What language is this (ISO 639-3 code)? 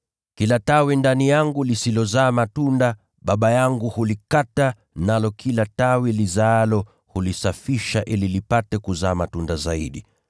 swa